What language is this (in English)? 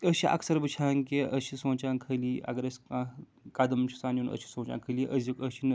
Kashmiri